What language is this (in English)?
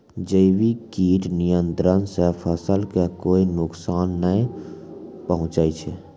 Maithili